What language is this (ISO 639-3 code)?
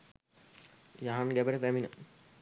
sin